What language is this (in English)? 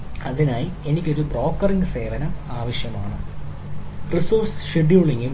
Malayalam